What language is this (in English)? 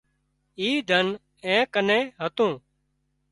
Wadiyara Koli